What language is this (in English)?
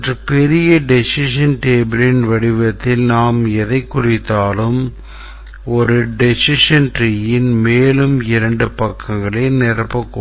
Tamil